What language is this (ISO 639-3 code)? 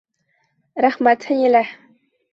bak